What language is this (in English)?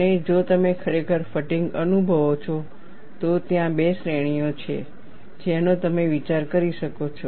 Gujarati